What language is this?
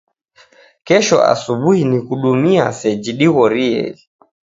Taita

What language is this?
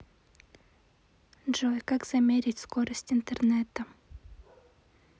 Russian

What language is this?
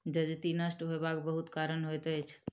Maithili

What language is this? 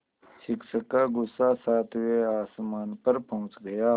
Hindi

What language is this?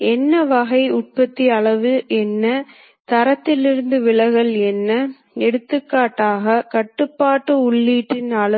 Tamil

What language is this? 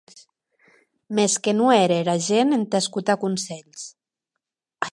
Occitan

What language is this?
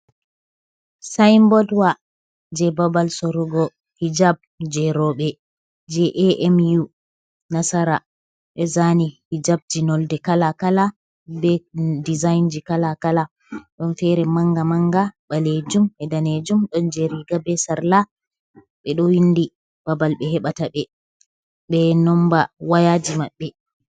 Fula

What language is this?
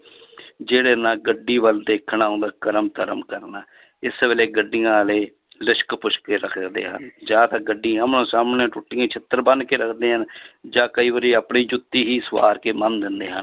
Punjabi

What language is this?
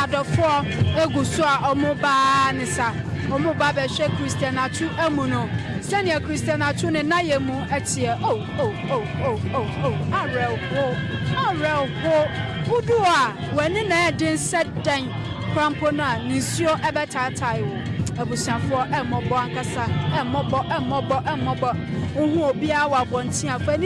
English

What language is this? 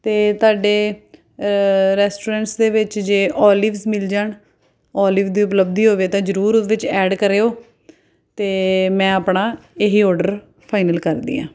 Punjabi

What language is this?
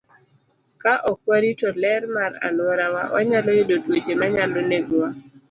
Luo (Kenya and Tanzania)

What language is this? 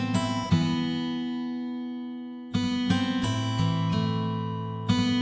Indonesian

